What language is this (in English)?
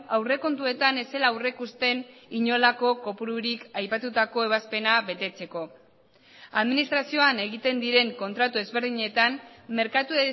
Basque